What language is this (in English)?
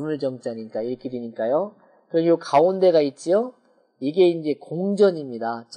Korean